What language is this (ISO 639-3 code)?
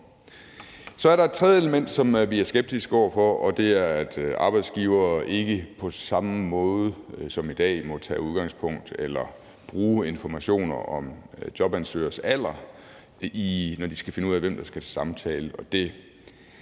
dan